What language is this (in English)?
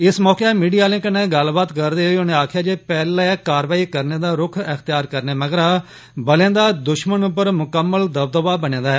Dogri